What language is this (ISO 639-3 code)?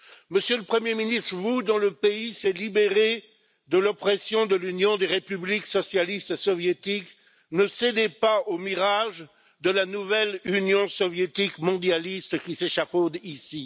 fra